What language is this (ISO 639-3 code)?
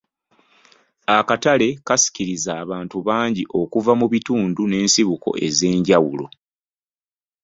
lug